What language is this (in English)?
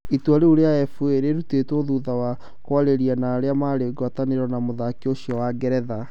Kikuyu